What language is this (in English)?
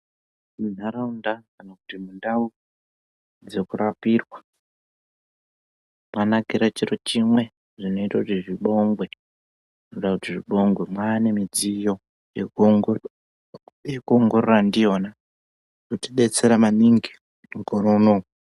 Ndau